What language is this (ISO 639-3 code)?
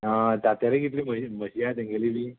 kok